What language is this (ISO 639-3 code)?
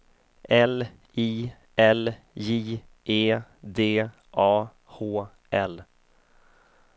swe